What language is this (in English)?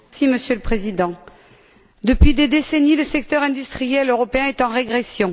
French